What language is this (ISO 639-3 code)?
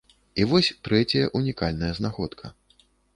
bel